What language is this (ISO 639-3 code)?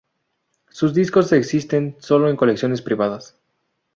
spa